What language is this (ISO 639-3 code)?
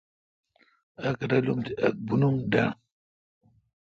xka